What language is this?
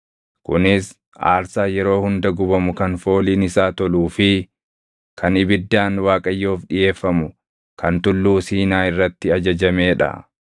Oromo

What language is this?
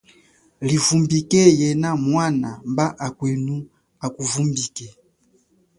Chokwe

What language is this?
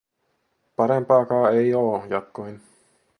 Finnish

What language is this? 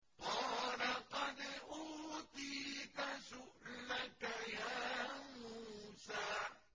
Arabic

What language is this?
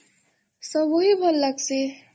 Odia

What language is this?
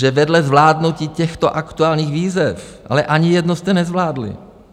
Czech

